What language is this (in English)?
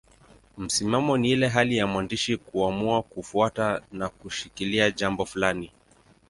Swahili